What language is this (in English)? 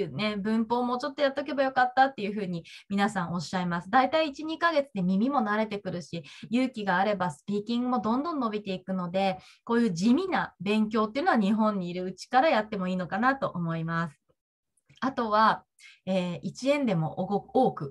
Japanese